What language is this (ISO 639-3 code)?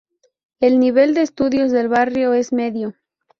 spa